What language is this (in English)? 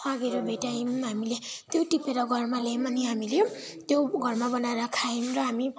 Nepali